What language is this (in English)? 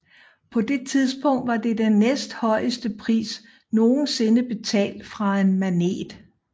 Danish